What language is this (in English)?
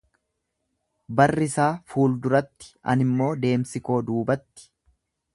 Oromo